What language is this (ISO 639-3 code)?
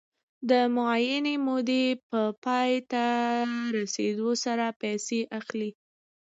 pus